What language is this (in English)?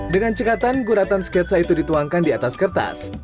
Indonesian